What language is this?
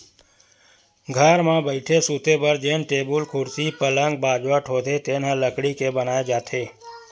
Chhattisgarhi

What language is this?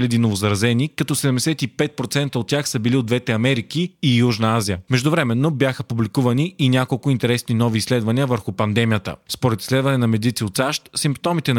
Bulgarian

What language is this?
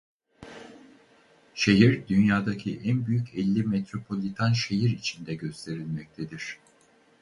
Turkish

